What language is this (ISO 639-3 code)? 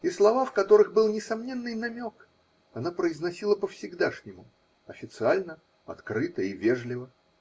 rus